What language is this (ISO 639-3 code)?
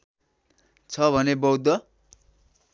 nep